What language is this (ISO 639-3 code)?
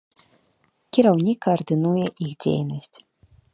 bel